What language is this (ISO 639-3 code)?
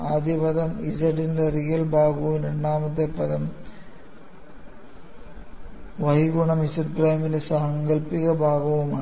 mal